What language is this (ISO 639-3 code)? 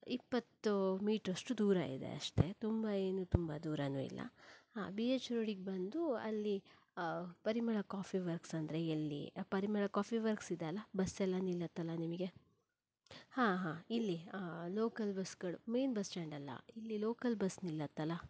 kan